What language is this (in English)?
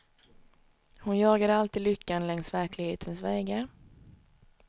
Swedish